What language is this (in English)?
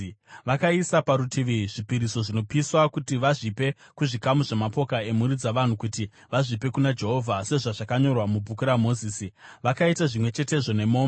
Shona